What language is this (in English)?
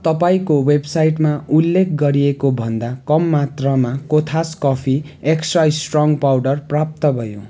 Nepali